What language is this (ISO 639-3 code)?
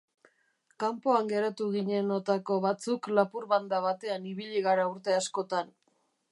eus